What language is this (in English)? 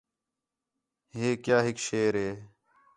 Khetrani